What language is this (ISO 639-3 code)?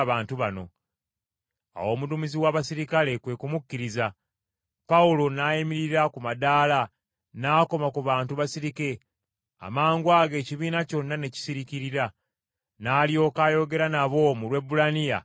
lug